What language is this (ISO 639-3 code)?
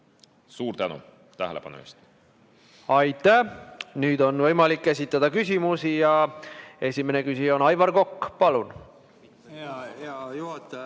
est